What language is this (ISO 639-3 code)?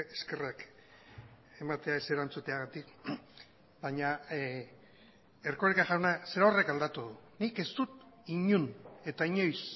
eus